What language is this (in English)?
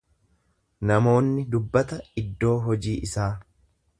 Oromo